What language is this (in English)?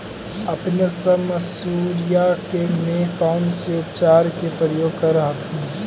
Magahi